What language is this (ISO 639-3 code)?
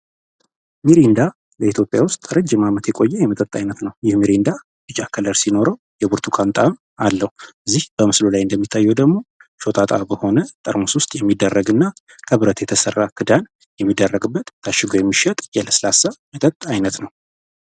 amh